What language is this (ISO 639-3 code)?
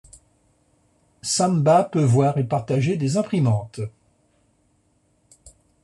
fra